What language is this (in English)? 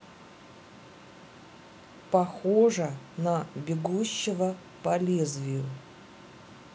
Russian